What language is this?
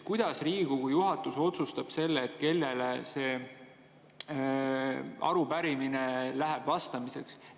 Estonian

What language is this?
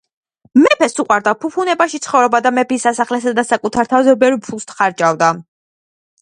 Georgian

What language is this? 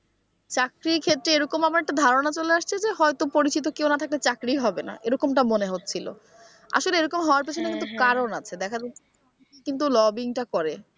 Bangla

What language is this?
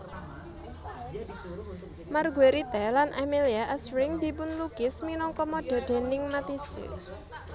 Javanese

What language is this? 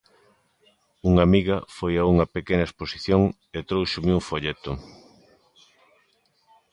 Galician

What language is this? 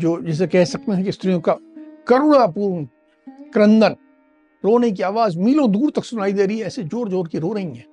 Hindi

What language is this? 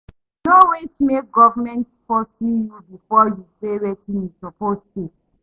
Nigerian Pidgin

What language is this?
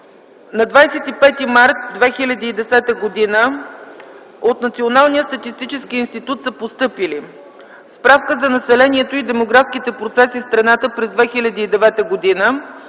Bulgarian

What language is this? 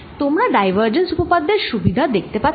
Bangla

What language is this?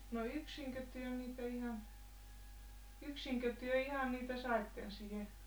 Finnish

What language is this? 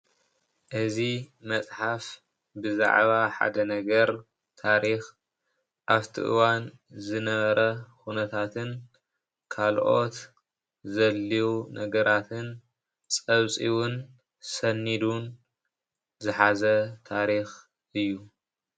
Tigrinya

